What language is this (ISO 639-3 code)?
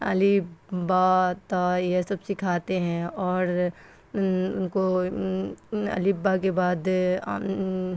urd